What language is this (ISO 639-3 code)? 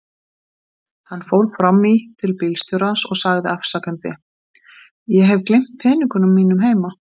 isl